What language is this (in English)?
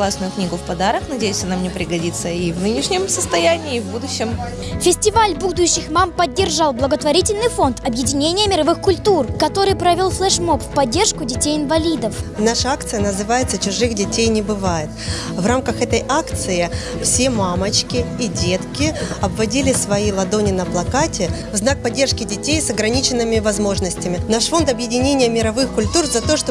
Russian